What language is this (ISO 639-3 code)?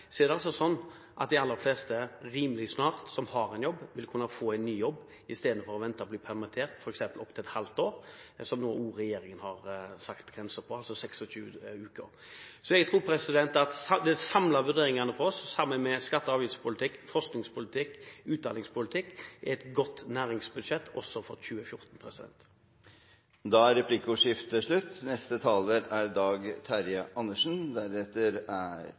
nor